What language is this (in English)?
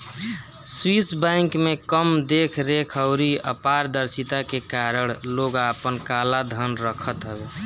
Bhojpuri